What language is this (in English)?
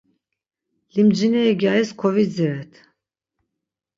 Laz